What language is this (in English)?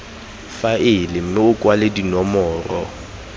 Tswana